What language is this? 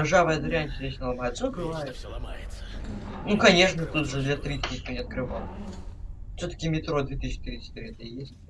Russian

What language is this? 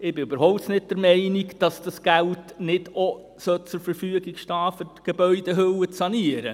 Swiss German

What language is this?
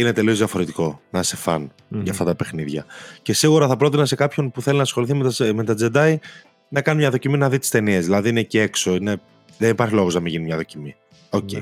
Greek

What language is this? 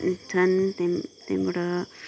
Nepali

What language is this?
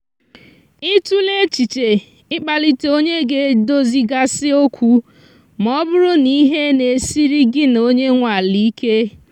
Igbo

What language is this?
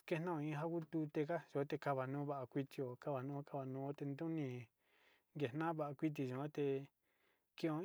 Sinicahua Mixtec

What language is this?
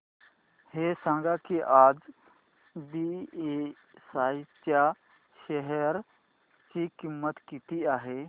Marathi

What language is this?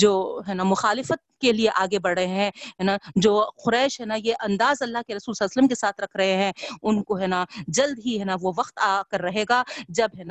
Urdu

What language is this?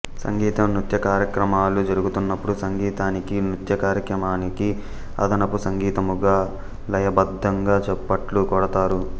Telugu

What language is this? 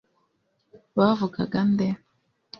Kinyarwanda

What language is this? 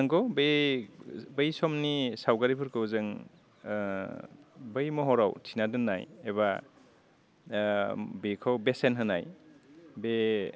Bodo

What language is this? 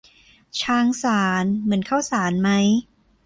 Thai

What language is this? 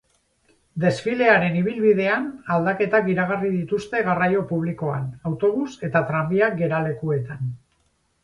Basque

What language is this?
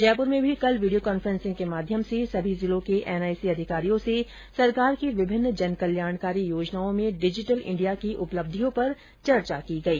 Hindi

